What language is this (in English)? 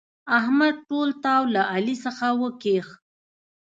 Pashto